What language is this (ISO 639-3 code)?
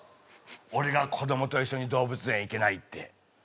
jpn